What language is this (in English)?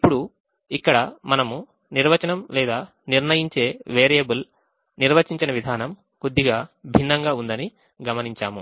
Telugu